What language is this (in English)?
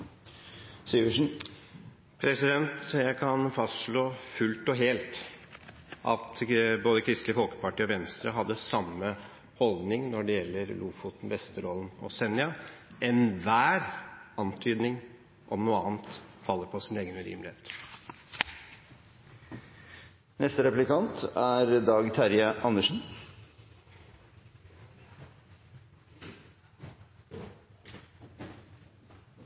Norwegian